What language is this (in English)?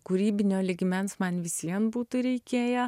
Lithuanian